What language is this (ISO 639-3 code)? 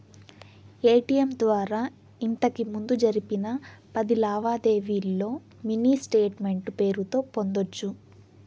tel